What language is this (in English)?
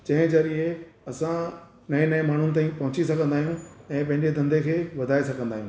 Sindhi